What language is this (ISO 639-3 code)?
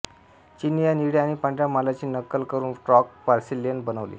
mar